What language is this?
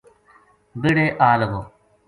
Gujari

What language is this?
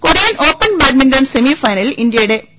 Malayalam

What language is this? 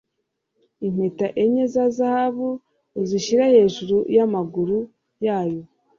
Kinyarwanda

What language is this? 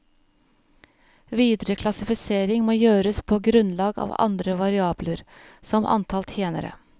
Norwegian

